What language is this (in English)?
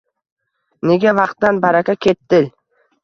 Uzbek